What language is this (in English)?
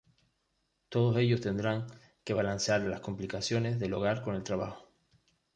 Spanish